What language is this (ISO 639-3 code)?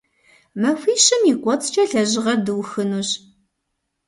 kbd